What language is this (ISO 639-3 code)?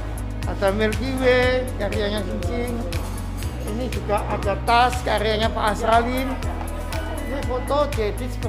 ind